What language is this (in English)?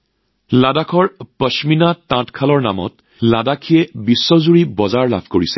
Assamese